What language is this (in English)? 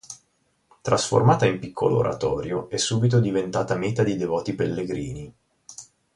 Italian